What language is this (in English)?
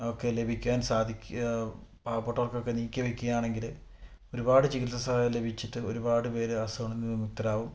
Malayalam